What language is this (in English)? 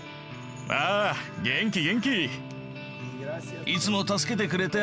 Japanese